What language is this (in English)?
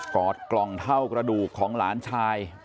Thai